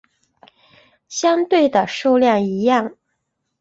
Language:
Chinese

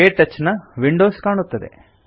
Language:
Kannada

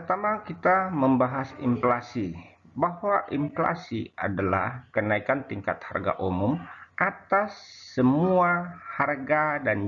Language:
Indonesian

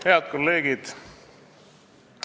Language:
Estonian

